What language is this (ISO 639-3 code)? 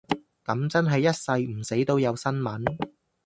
yue